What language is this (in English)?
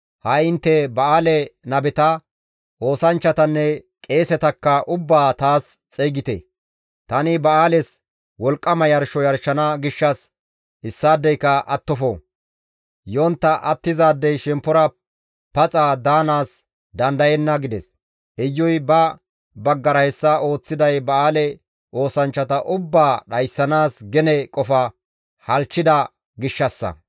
Gamo